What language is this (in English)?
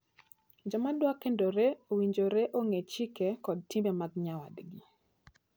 Luo (Kenya and Tanzania)